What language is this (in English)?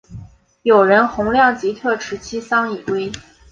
Chinese